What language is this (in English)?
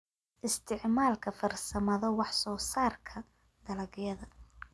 Somali